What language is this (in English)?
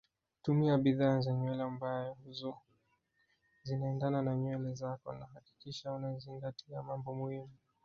Swahili